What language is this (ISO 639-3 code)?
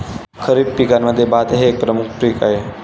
mar